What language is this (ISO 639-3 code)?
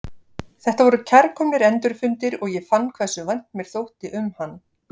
isl